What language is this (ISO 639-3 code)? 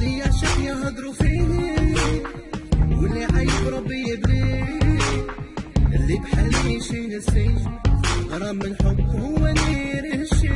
ara